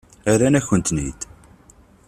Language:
Kabyle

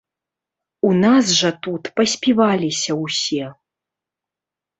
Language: Belarusian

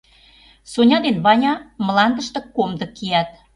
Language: Mari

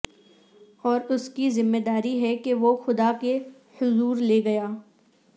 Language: Urdu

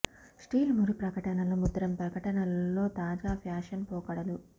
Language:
Telugu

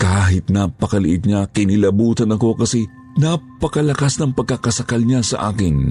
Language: Filipino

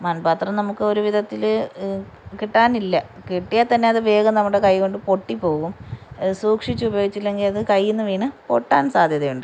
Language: Malayalam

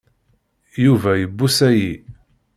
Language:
Kabyle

